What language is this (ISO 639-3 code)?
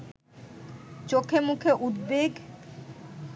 ben